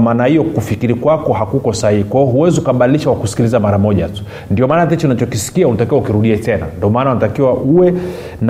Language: Swahili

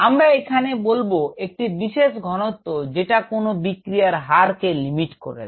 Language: Bangla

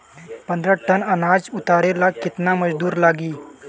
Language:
Bhojpuri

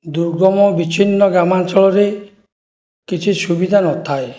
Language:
Odia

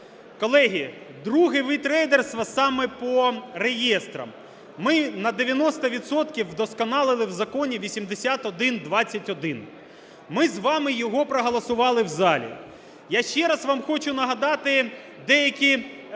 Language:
Ukrainian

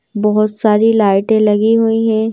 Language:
Hindi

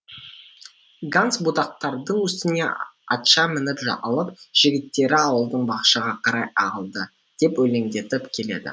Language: Kazakh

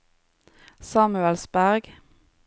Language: Norwegian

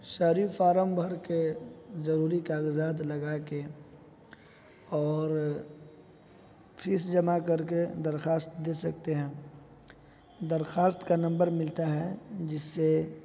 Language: Urdu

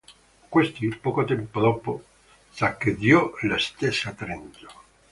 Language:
Italian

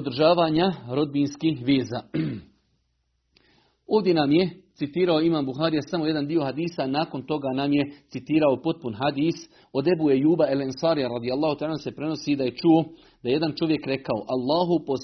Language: Croatian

